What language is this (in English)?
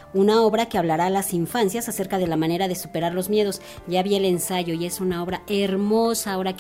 Spanish